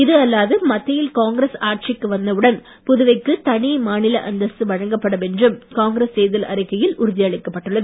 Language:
Tamil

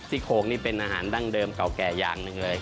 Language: Thai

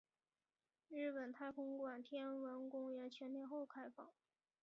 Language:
Chinese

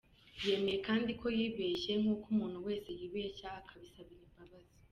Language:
Kinyarwanda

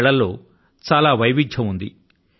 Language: Telugu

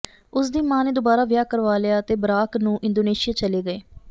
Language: Punjabi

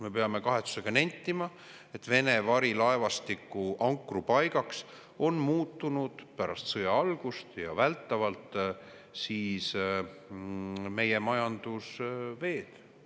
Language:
Estonian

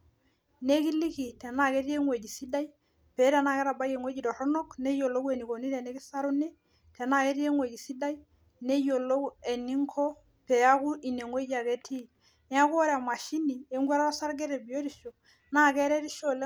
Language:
Masai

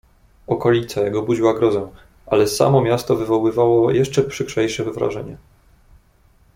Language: Polish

